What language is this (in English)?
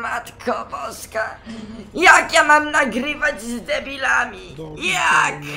Polish